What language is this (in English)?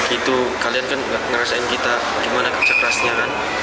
Indonesian